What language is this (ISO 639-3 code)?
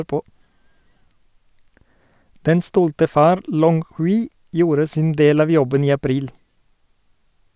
nor